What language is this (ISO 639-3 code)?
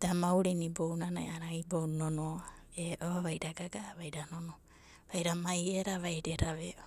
kbt